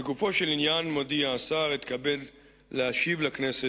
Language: Hebrew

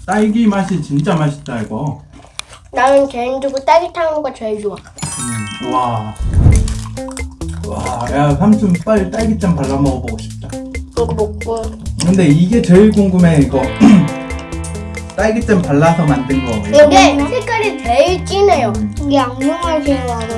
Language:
Korean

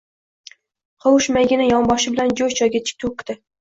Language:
Uzbek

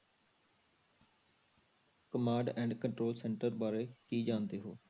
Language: Punjabi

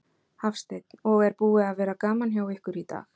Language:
Icelandic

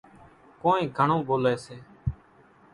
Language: Kachi Koli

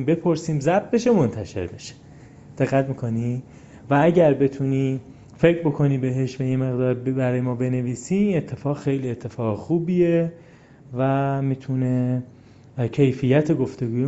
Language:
Persian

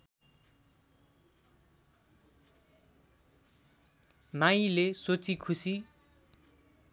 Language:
Nepali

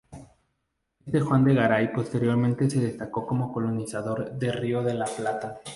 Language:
Spanish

